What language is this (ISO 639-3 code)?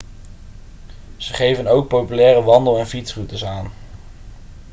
nld